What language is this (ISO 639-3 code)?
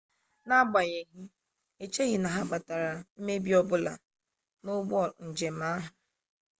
ibo